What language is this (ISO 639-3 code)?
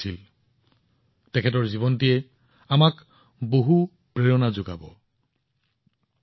asm